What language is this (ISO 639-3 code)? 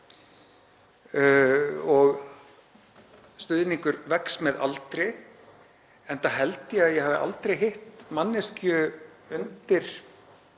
isl